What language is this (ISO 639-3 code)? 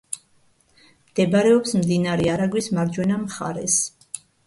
kat